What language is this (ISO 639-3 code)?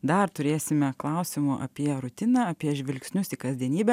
lit